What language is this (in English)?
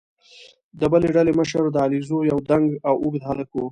Pashto